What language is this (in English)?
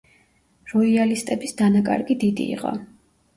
Georgian